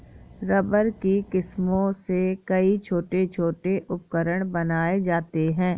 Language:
Hindi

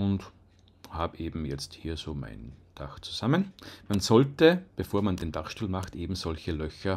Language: German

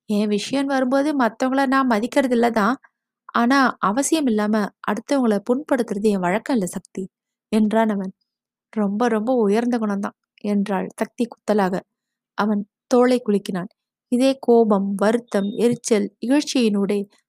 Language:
Tamil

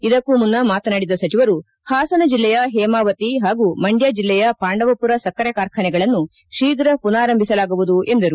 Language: Kannada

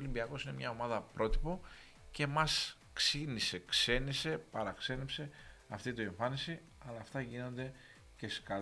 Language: Greek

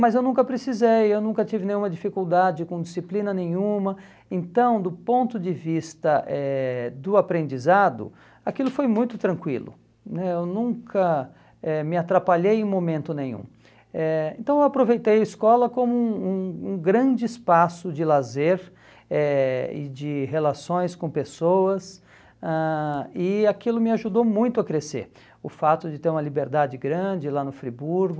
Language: Portuguese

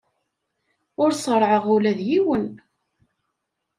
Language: Kabyle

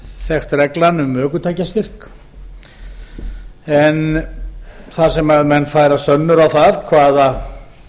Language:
Icelandic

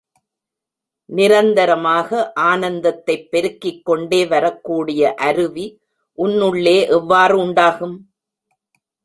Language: Tamil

